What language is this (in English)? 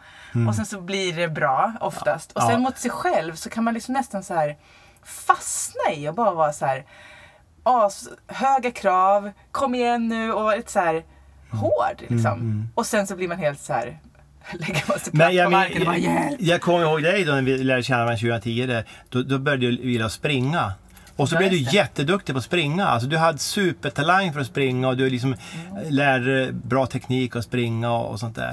Swedish